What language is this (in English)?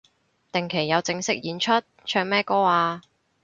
Cantonese